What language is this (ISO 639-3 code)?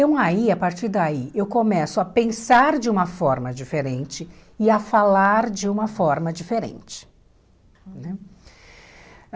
por